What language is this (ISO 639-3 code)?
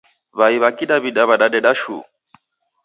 dav